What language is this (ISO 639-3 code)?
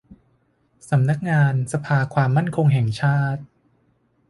tha